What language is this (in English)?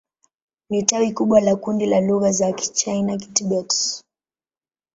Swahili